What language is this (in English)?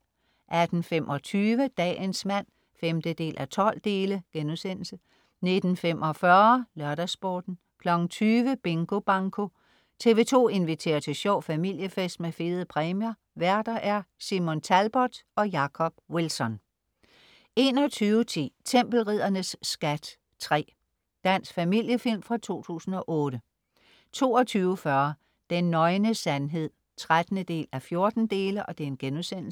Danish